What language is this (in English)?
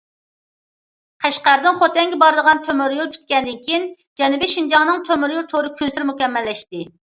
Uyghur